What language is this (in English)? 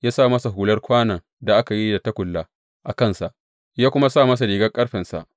Hausa